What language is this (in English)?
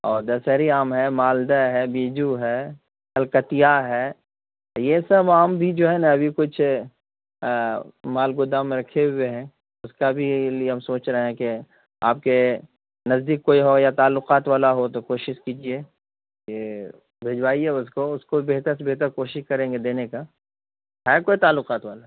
Urdu